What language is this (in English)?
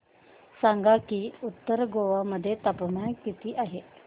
Marathi